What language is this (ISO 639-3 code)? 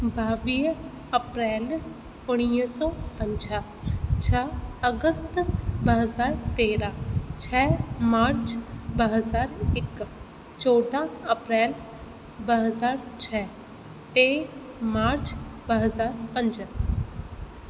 snd